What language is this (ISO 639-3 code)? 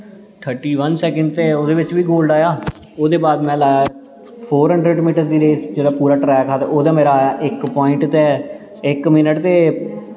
doi